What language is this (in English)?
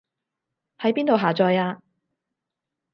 Cantonese